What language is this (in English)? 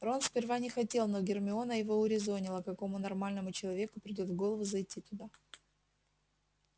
Russian